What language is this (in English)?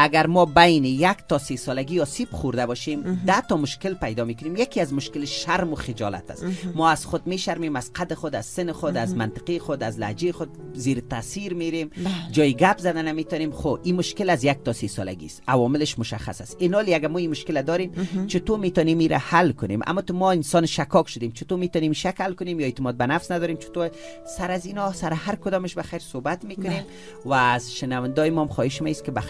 Persian